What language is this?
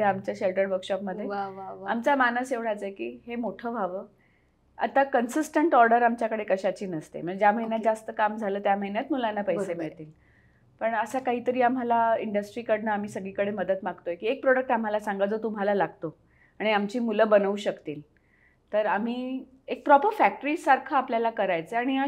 Marathi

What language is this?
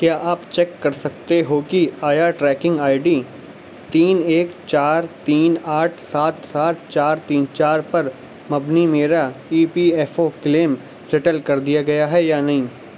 Urdu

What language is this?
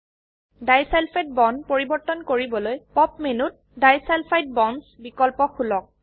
Assamese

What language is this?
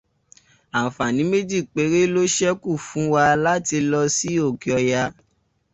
Yoruba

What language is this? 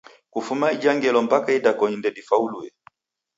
Taita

